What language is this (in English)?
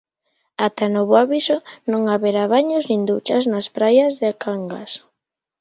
Galician